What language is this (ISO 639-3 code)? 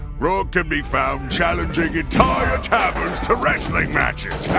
eng